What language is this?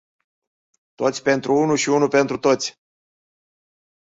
Romanian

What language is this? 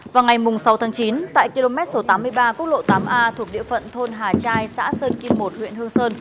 Vietnamese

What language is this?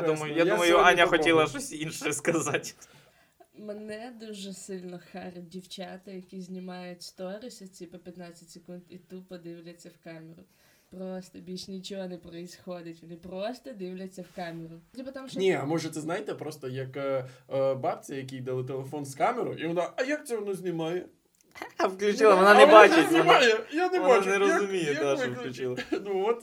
Ukrainian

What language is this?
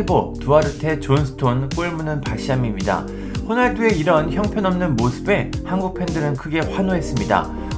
Korean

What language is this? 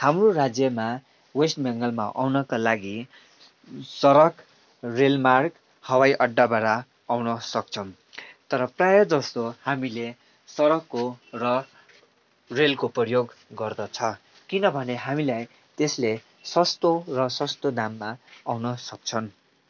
Nepali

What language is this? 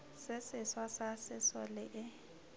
Northern Sotho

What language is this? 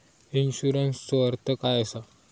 Marathi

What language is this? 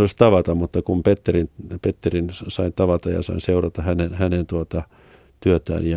Finnish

